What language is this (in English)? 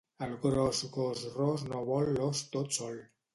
Catalan